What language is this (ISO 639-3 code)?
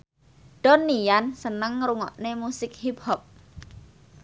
jav